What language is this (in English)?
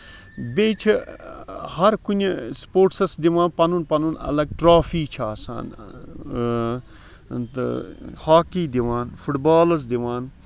Kashmiri